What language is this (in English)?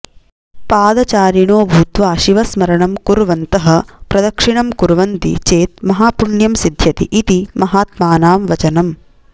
Sanskrit